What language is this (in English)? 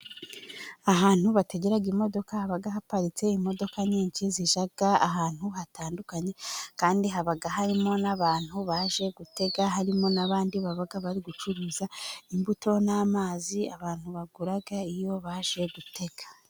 Kinyarwanda